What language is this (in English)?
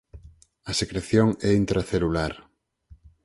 Galician